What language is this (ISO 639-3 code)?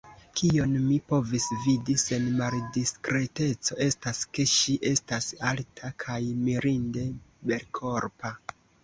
epo